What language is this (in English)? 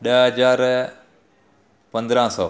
Sindhi